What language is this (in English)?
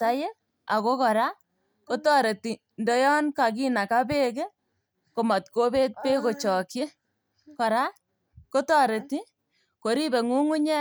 Kalenjin